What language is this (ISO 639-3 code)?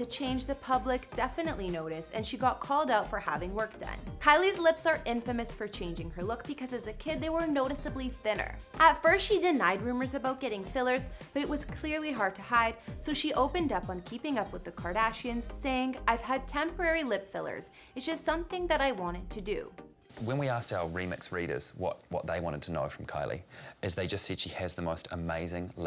eng